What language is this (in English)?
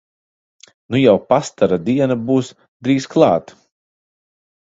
Latvian